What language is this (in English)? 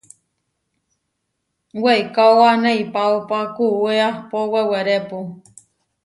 Huarijio